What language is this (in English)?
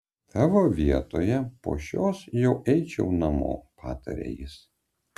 Lithuanian